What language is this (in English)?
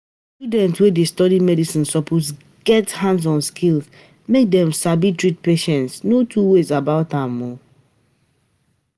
Nigerian Pidgin